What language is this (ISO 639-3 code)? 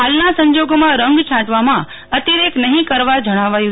guj